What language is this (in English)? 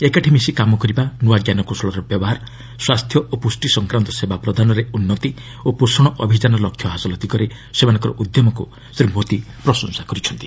Odia